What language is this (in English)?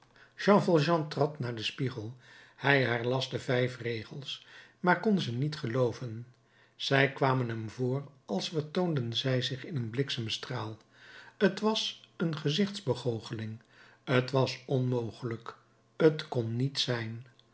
Dutch